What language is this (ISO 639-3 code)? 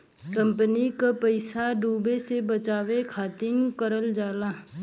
bho